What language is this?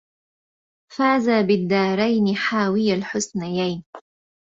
Arabic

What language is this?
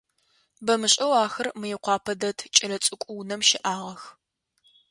Adyghe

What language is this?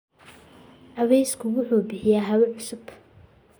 Somali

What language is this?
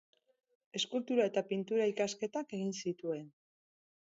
Basque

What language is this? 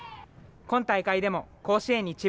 Japanese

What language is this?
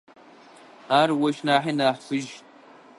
Adyghe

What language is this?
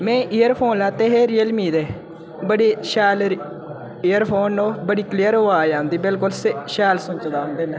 Dogri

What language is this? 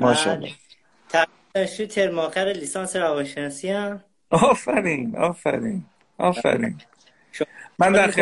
Persian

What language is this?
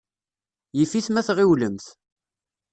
Kabyle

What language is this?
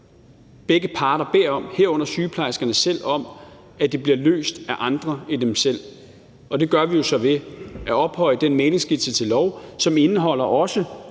Danish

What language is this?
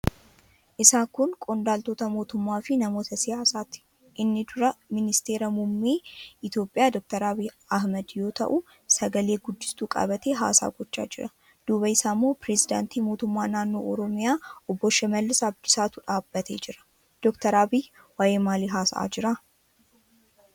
Oromo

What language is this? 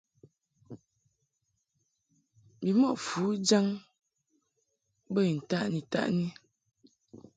Mungaka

